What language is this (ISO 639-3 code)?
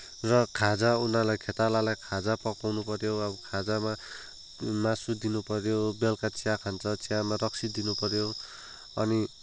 nep